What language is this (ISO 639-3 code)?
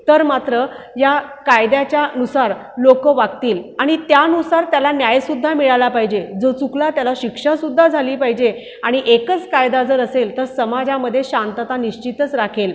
mar